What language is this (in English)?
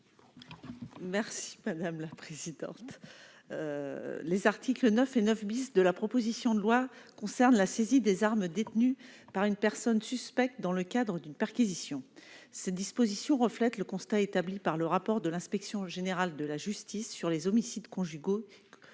French